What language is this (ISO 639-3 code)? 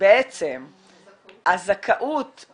heb